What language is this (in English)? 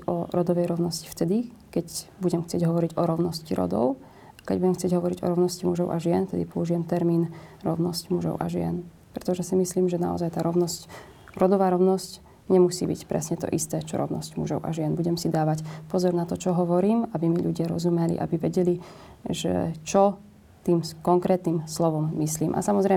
Slovak